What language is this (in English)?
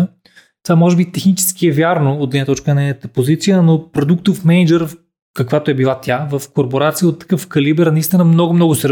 Bulgarian